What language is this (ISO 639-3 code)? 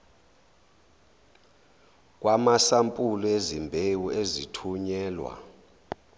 zul